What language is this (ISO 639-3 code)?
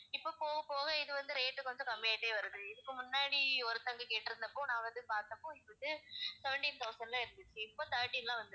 tam